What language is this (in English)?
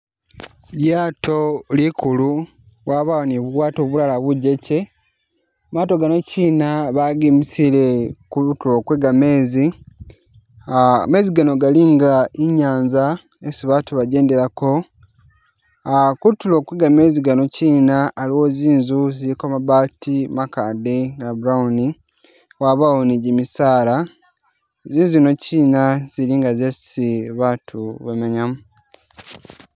Masaaba